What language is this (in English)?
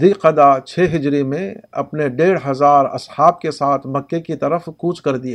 Urdu